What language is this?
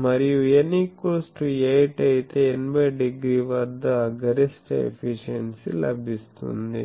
Telugu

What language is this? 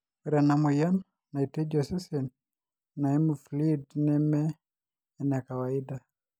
Masai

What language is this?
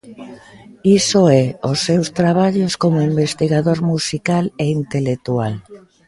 Galician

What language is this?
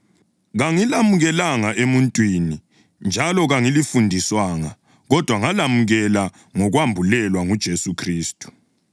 North Ndebele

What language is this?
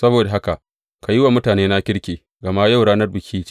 Hausa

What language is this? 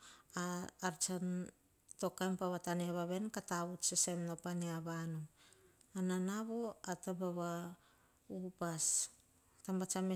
Hahon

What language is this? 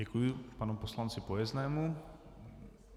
Czech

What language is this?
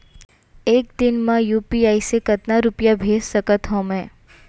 Chhattisgarhi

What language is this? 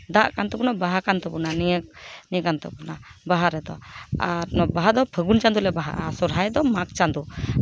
Santali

